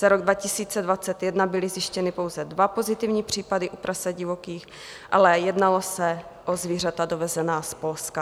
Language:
Czech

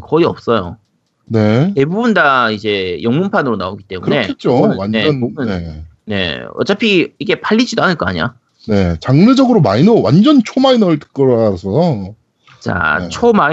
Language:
Korean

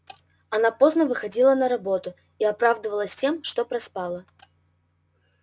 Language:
Russian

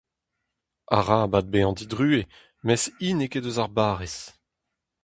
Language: Breton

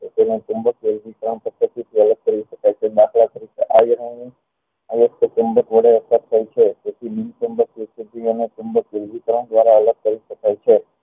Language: Gujarati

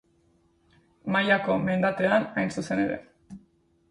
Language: Basque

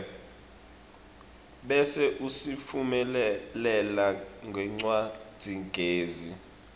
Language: Swati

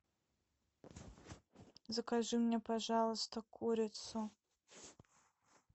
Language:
Russian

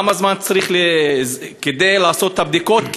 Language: Hebrew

